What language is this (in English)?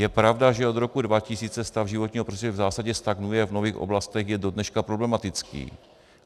Czech